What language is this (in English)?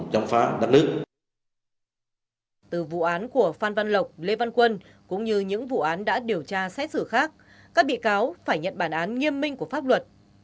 Vietnamese